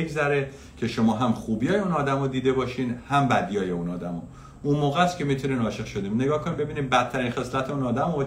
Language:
Persian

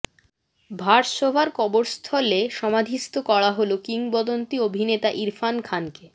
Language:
Bangla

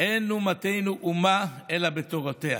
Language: Hebrew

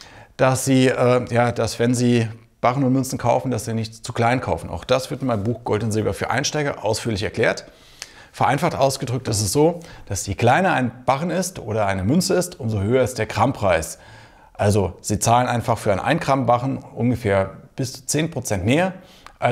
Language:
German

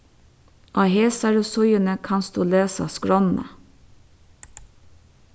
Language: Faroese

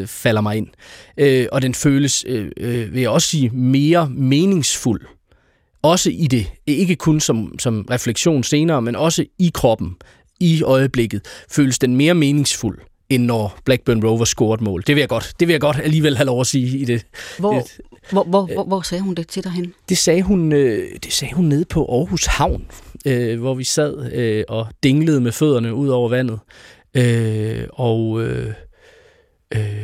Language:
Danish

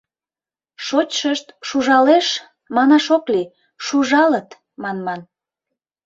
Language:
Mari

